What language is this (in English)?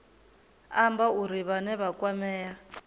Venda